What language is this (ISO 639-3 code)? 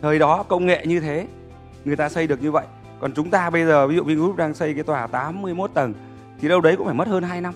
vie